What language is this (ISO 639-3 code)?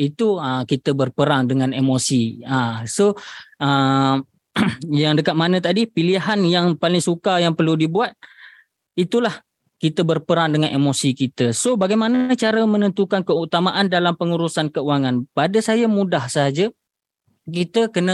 msa